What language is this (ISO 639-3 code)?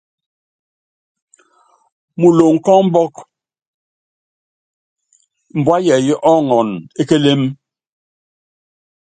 yav